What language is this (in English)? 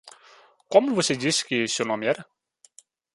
Portuguese